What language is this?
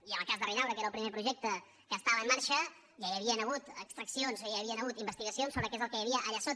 Catalan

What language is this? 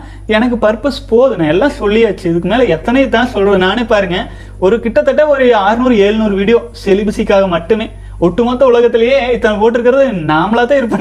Tamil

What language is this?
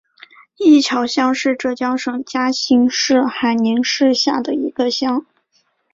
Chinese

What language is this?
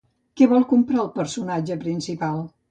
Catalan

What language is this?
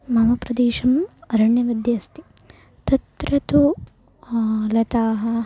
Sanskrit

